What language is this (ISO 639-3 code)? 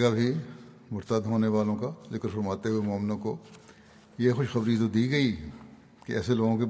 urd